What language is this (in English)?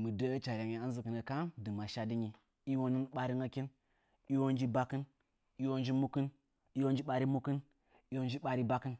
Nzanyi